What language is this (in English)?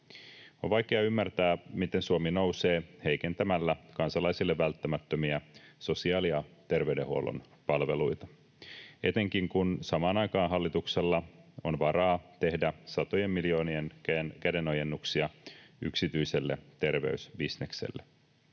Finnish